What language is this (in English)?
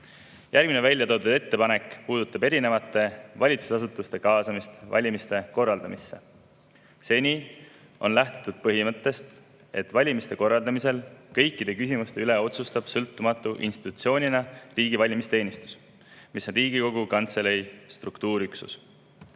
Estonian